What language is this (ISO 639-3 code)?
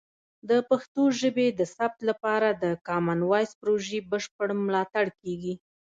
pus